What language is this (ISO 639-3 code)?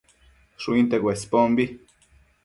mcf